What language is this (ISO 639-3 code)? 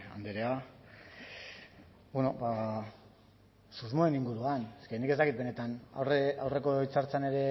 eus